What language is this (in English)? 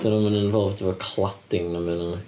Welsh